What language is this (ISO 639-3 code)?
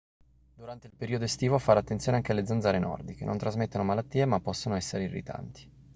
ita